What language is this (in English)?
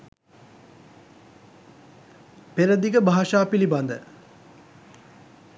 Sinhala